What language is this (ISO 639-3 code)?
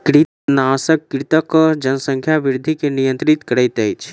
mai